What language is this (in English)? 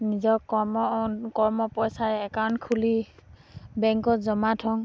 Assamese